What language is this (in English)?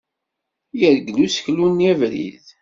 Kabyle